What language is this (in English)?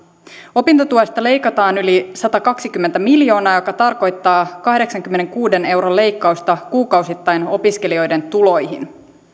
Finnish